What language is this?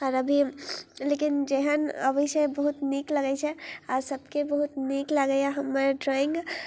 Maithili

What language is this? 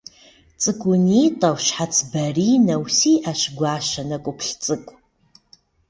Kabardian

